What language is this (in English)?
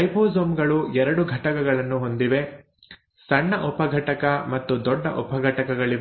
Kannada